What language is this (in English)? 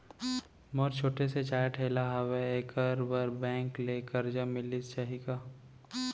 Chhattisgarhi